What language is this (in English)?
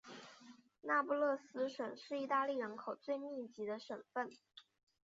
Chinese